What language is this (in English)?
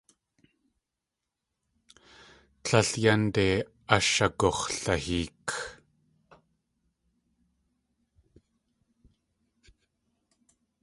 Tlingit